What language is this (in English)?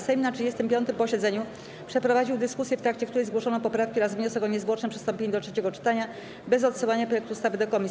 Polish